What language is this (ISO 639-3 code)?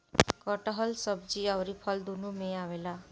bho